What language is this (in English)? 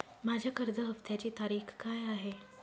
Marathi